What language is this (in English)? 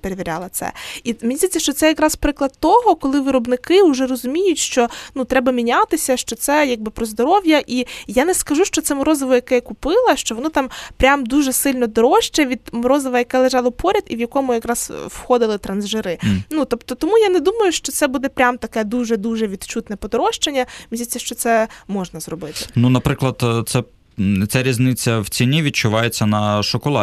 Ukrainian